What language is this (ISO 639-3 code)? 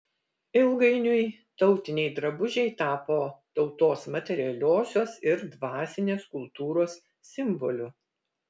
lit